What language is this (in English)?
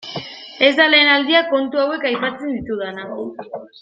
Basque